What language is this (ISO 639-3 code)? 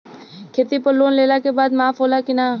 bho